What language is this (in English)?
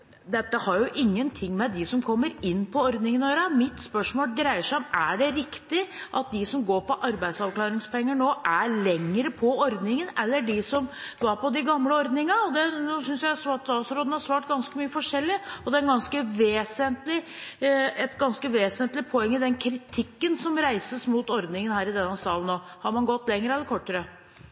Norwegian Bokmål